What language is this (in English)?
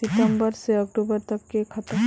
Magahi